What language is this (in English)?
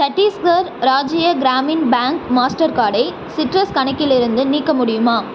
Tamil